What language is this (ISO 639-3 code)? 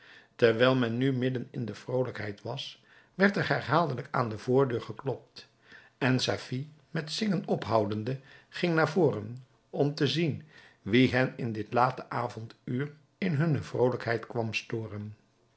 nld